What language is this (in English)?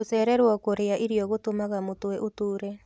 Kikuyu